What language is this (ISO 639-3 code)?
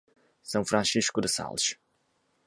por